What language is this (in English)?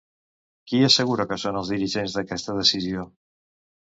Catalan